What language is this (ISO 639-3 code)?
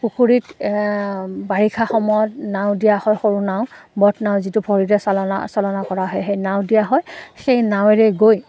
asm